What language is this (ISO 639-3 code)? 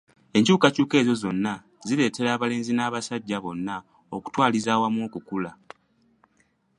lug